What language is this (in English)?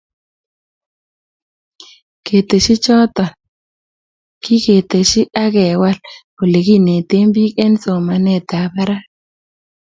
Kalenjin